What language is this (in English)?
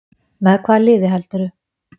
Icelandic